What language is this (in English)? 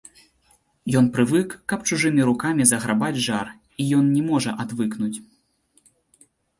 Belarusian